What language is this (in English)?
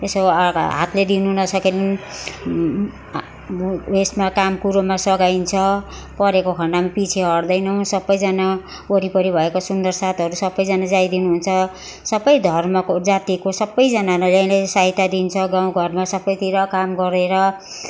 Nepali